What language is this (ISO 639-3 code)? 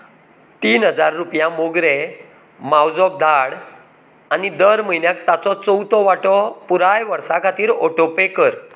kok